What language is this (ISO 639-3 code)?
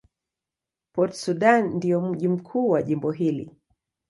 swa